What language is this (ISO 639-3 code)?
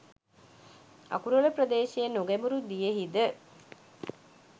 sin